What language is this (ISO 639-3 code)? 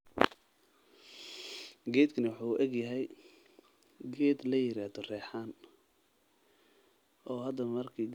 som